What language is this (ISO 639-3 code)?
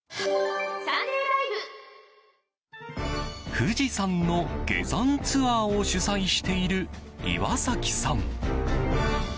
jpn